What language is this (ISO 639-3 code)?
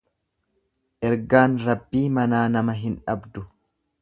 orm